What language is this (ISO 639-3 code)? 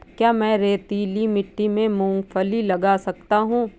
hin